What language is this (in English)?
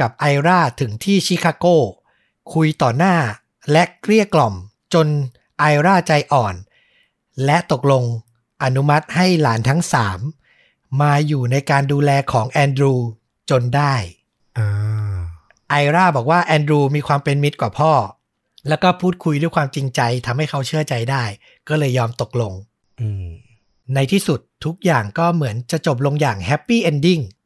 Thai